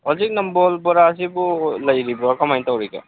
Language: Manipuri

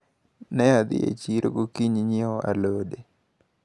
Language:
Luo (Kenya and Tanzania)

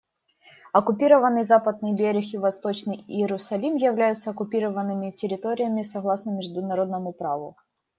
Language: Russian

